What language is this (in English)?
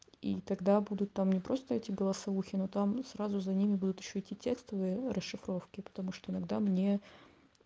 Russian